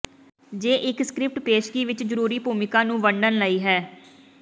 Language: Punjabi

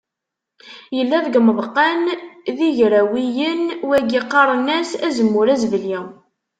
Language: Kabyle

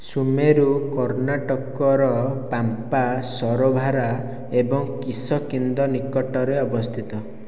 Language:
Odia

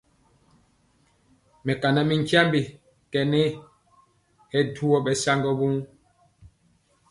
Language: Mpiemo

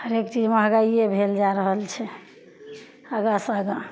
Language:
Maithili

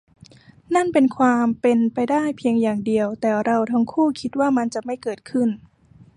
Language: Thai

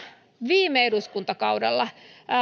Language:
Finnish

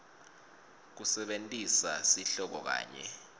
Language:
Swati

